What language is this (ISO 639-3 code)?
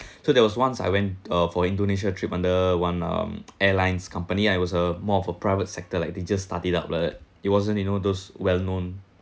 eng